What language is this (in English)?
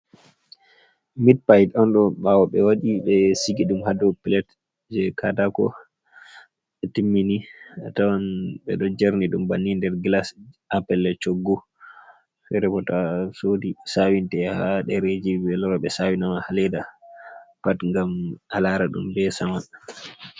Fula